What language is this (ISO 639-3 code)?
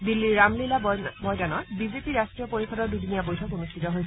asm